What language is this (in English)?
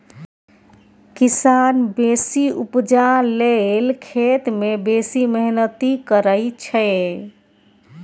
Maithili